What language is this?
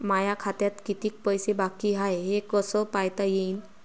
Marathi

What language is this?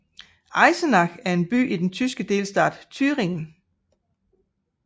Danish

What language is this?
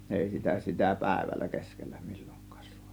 Finnish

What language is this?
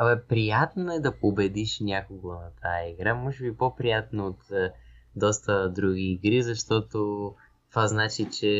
Bulgarian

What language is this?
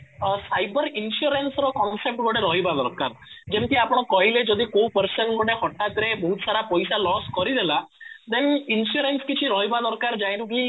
Odia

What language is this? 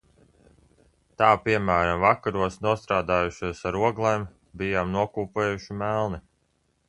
Latvian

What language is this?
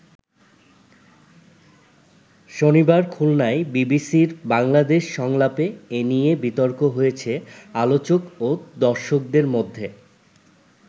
Bangla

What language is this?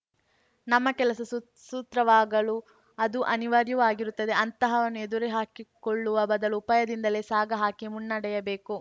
Kannada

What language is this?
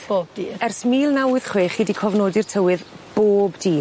Welsh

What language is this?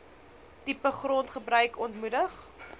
Afrikaans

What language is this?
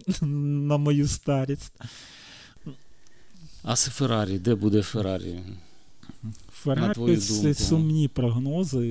Ukrainian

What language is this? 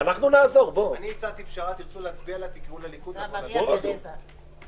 Hebrew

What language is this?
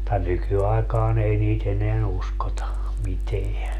Finnish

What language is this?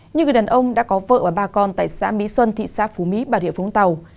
Vietnamese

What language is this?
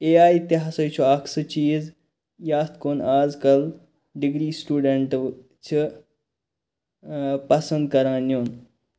Kashmiri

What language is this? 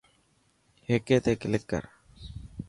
Dhatki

